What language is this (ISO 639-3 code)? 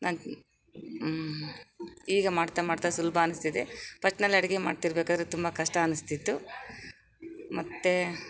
kan